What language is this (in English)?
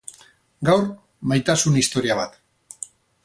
Basque